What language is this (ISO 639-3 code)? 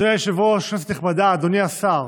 heb